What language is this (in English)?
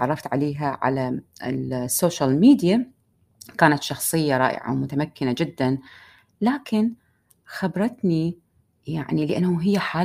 Arabic